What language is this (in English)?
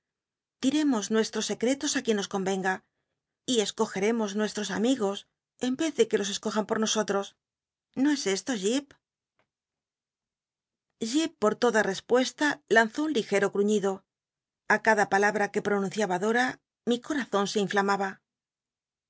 Spanish